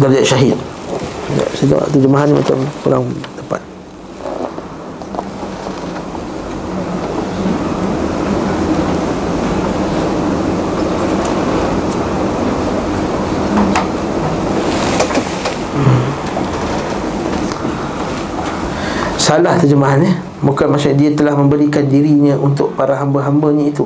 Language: Malay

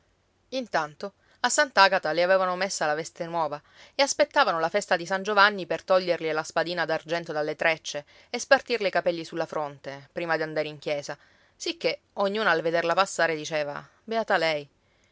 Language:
Italian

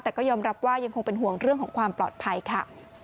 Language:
Thai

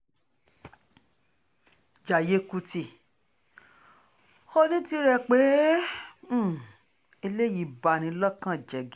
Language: Yoruba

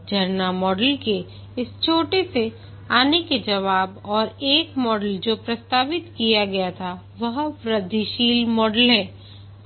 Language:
Hindi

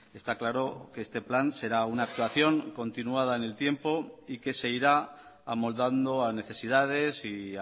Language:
Spanish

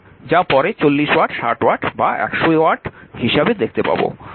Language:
Bangla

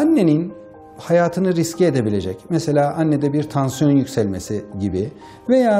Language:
Turkish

